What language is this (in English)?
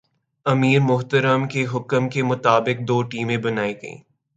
Urdu